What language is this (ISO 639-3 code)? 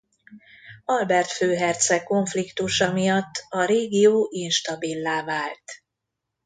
hun